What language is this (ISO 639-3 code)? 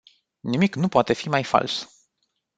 ron